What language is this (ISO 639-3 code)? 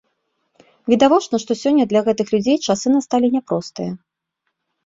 bel